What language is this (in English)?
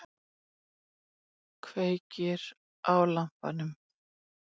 Icelandic